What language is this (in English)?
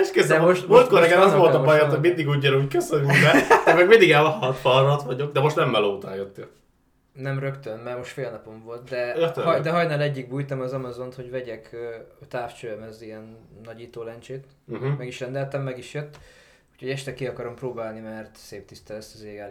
Hungarian